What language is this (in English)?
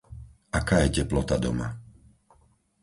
Slovak